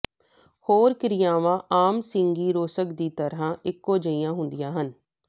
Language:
Punjabi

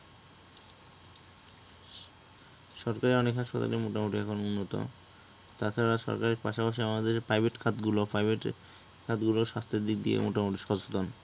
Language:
Bangla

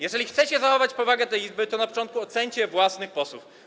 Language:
Polish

